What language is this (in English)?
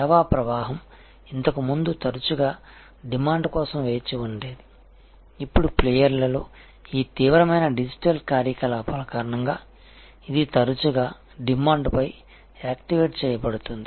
Telugu